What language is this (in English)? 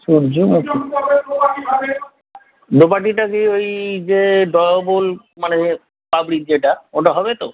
Bangla